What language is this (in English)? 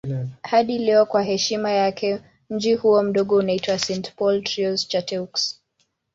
Swahili